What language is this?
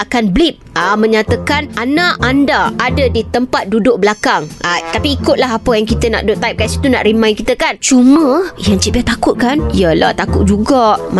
Malay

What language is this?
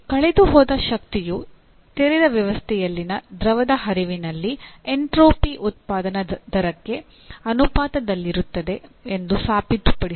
Kannada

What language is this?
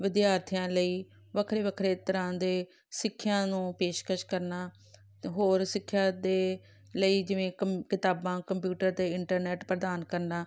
Punjabi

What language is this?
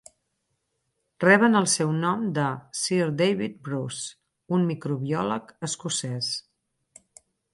Catalan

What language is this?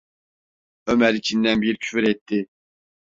Turkish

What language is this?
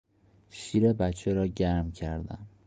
Persian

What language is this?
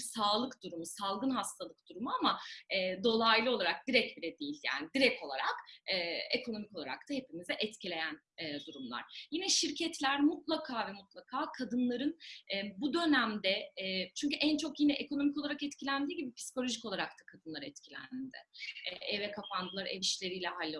Turkish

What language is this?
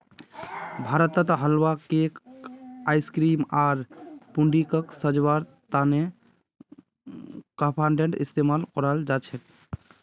Magahi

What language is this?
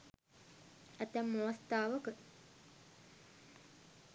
Sinhala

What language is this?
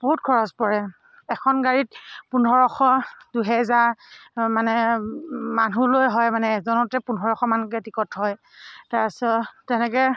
Assamese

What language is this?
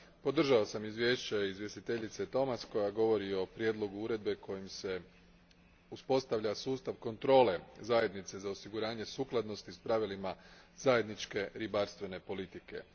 Croatian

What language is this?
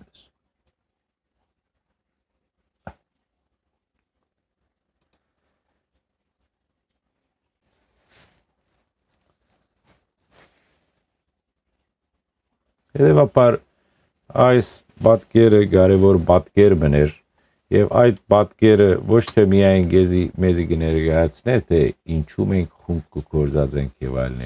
Romanian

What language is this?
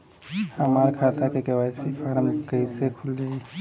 Bhojpuri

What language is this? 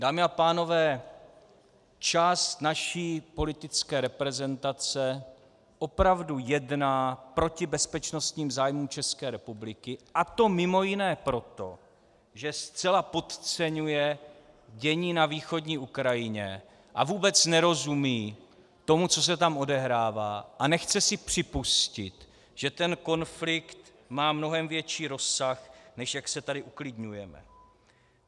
Czech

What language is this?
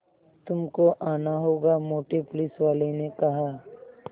Hindi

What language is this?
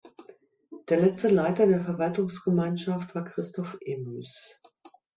German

